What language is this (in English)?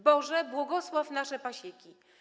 Polish